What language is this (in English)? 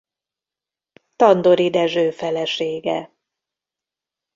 Hungarian